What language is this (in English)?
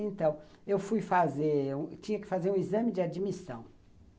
Portuguese